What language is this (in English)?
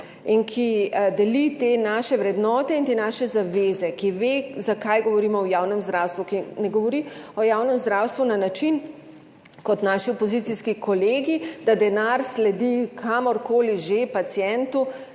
Slovenian